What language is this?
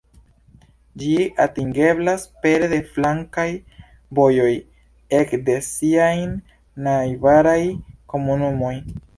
Esperanto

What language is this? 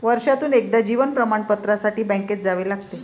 Marathi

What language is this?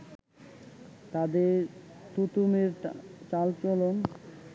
Bangla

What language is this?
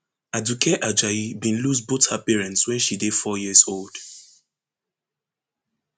Nigerian Pidgin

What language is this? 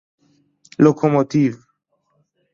Persian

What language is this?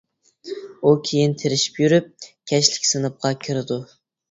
Uyghur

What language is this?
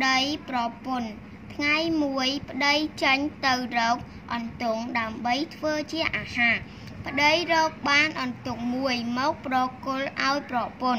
Vietnamese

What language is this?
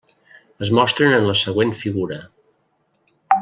Catalan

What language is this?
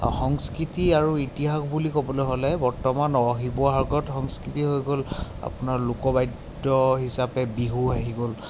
Assamese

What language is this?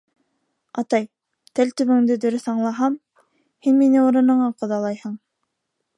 Bashkir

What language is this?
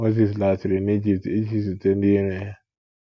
Igbo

